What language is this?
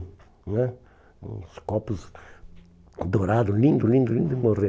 Portuguese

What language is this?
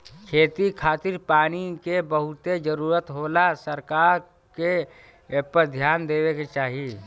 Bhojpuri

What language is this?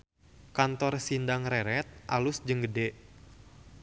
Sundanese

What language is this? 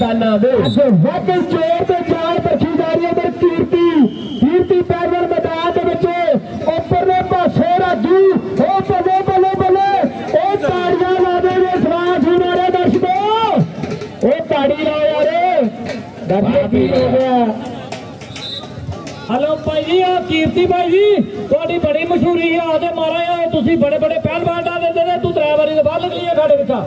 Punjabi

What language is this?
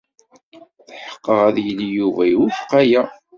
Kabyle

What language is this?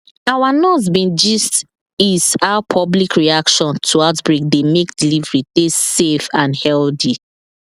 Nigerian Pidgin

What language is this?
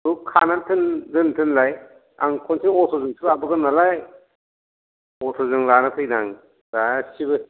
Bodo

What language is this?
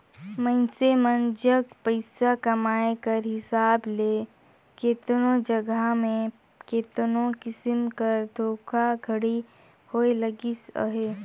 Chhattisgarhi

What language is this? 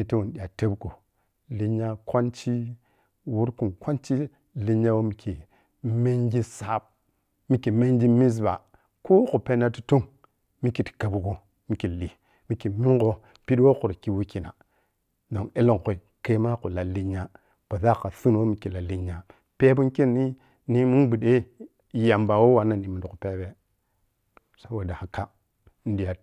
Piya-Kwonci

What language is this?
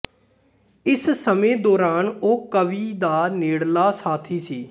Punjabi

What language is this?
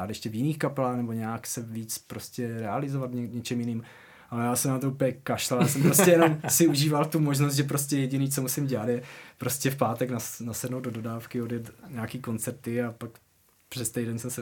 Czech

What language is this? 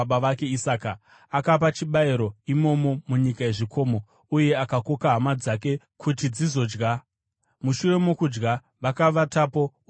Shona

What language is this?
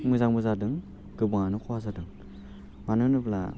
Bodo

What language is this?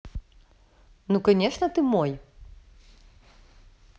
Russian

